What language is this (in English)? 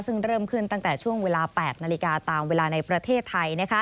Thai